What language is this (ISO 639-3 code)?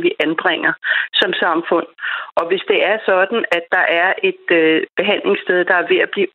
dan